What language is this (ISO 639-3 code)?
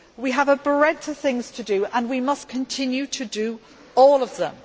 eng